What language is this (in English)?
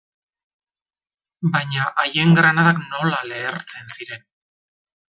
Basque